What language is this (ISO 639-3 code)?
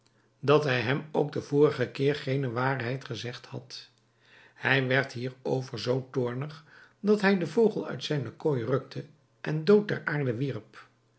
nld